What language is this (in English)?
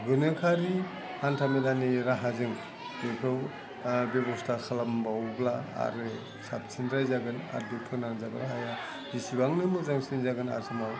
Bodo